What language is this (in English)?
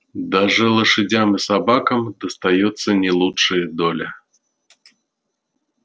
Russian